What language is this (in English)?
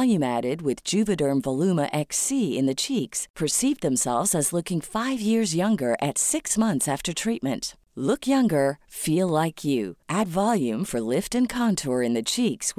Persian